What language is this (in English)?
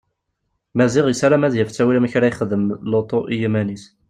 Kabyle